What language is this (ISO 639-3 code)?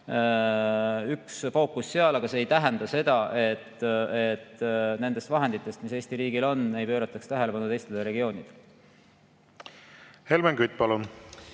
est